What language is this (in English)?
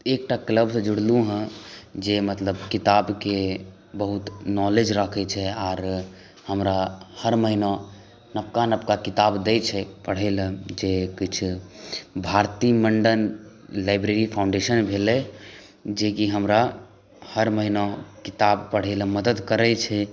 Maithili